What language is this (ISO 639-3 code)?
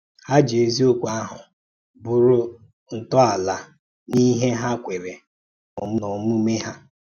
ibo